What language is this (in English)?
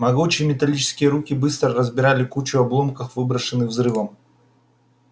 Russian